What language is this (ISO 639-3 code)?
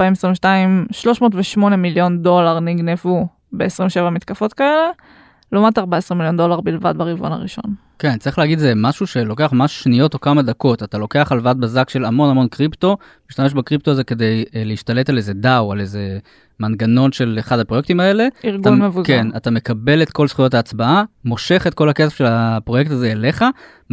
heb